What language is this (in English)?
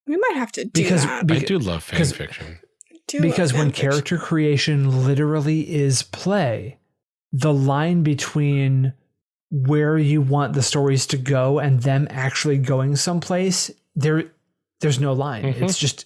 English